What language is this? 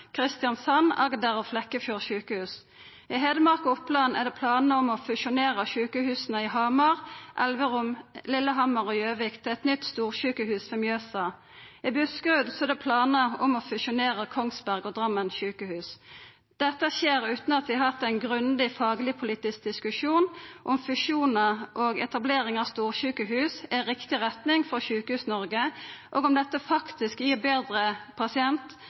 Norwegian Nynorsk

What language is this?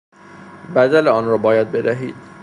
Persian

